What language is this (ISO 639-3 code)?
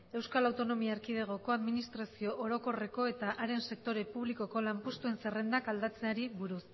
eus